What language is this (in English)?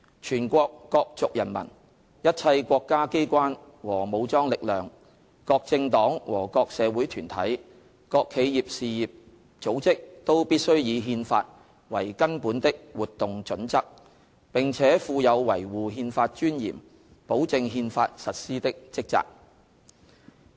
Cantonese